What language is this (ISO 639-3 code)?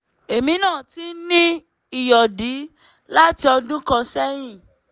yor